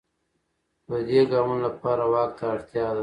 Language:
Pashto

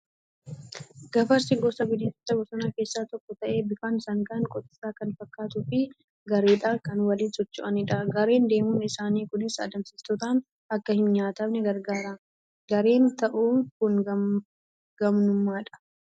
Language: Oromo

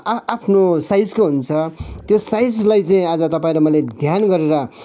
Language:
Nepali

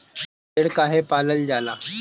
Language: Bhojpuri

